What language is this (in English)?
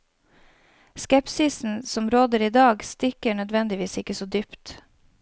Norwegian